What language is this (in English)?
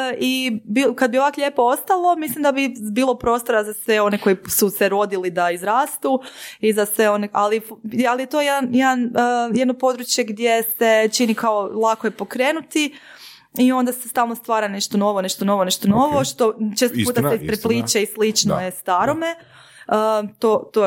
Croatian